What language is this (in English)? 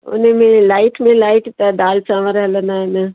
Sindhi